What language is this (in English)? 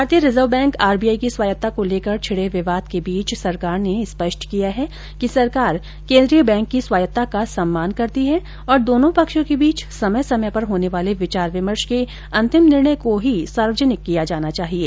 Hindi